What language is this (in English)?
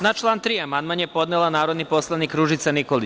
Serbian